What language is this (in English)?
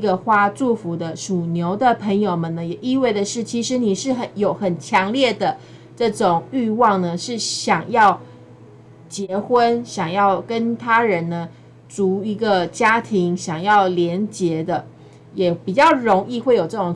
Chinese